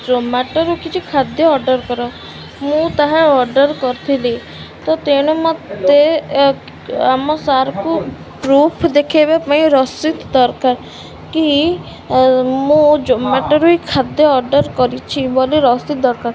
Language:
Odia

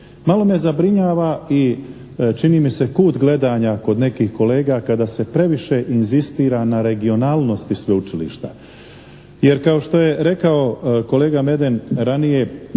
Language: Croatian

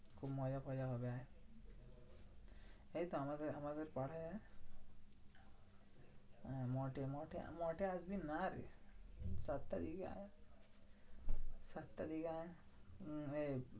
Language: Bangla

